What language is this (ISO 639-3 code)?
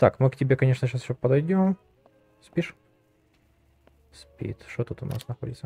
rus